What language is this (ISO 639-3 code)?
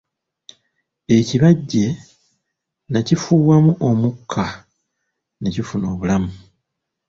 lug